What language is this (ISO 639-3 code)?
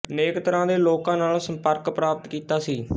pan